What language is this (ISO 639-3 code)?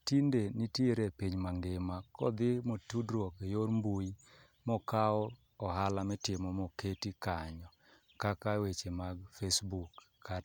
luo